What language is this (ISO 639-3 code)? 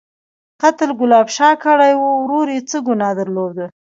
pus